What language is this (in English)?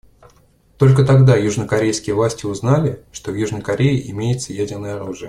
Russian